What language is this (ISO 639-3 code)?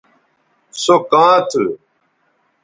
btv